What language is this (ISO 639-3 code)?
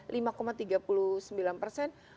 ind